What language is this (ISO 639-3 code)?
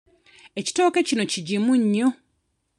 lug